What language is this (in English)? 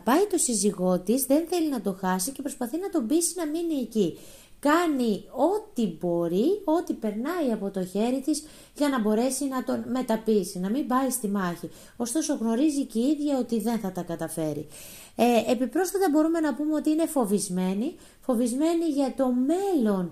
Greek